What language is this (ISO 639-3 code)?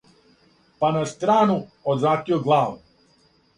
srp